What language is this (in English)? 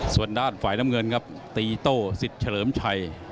Thai